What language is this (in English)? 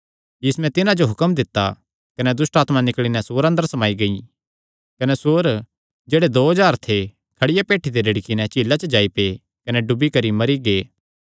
Kangri